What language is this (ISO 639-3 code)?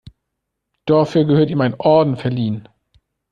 deu